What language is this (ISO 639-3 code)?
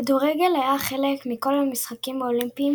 heb